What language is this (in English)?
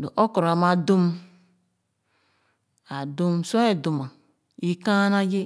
Khana